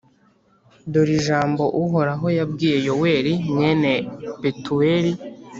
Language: Kinyarwanda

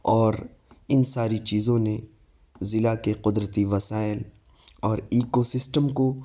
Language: Urdu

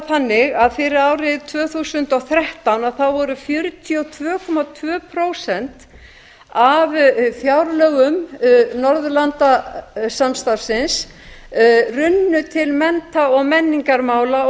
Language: Icelandic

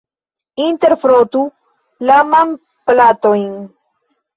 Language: Esperanto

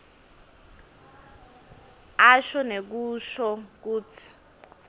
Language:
Swati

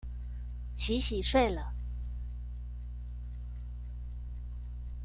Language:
Chinese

